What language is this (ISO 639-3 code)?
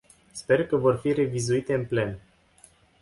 ron